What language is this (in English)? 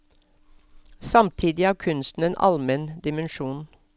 Norwegian